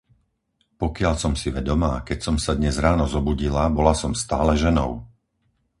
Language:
Slovak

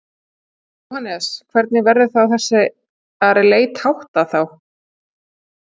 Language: Icelandic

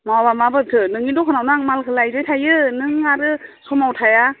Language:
Bodo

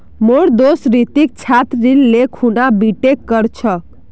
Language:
Magahi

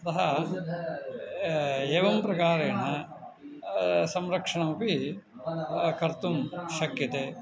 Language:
Sanskrit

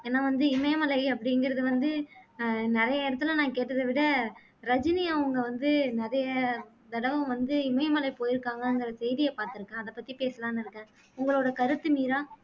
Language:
Tamil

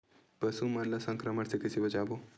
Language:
Chhattisgarhi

